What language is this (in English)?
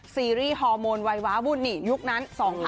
Thai